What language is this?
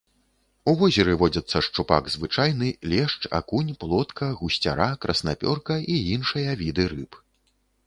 Belarusian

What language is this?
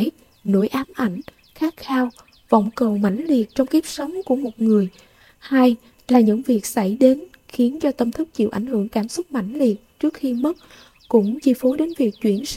Vietnamese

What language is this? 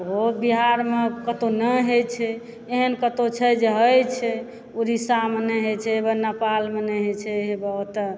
Maithili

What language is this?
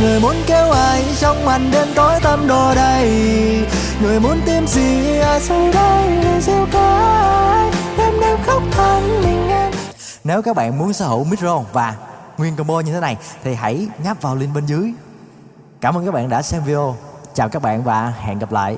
Vietnamese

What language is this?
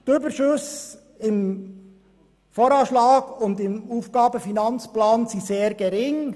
Swiss German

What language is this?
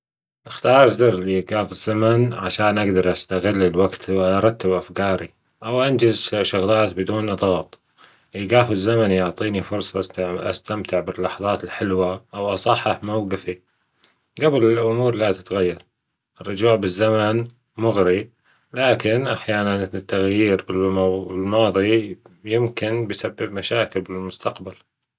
Gulf Arabic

